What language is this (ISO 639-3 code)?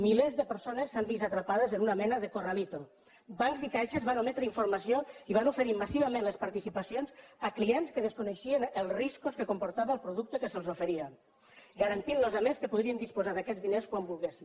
cat